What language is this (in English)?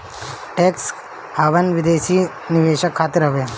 Bhojpuri